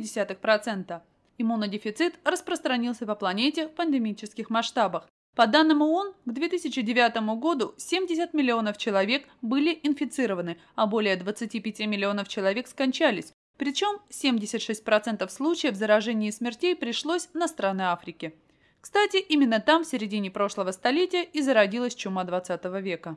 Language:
Russian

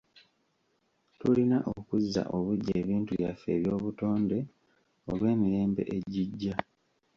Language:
Ganda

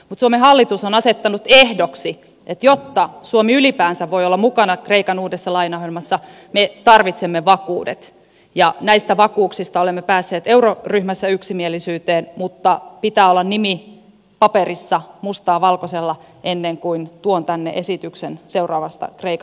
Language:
Finnish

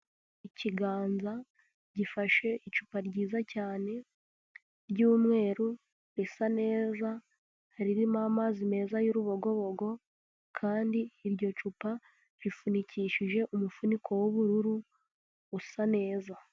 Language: Kinyarwanda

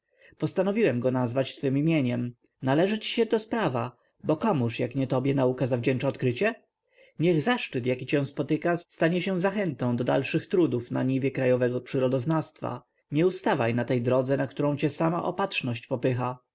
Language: Polish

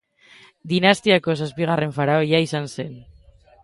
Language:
Basque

